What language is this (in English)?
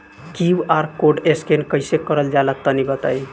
Bhojpuri